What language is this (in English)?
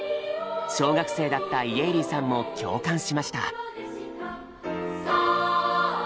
Japanese